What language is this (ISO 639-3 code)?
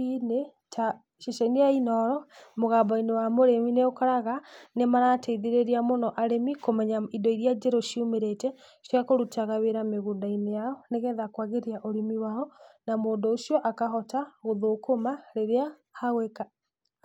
kik